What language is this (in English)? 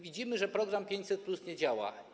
Polish